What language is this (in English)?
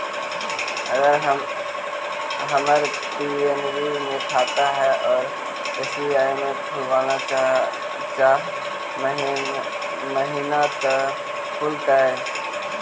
Magahi